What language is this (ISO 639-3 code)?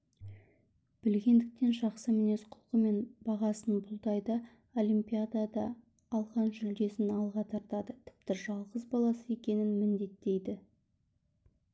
kaz